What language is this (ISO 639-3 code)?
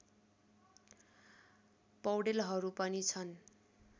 nep